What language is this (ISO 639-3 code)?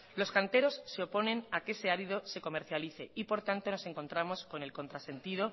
spa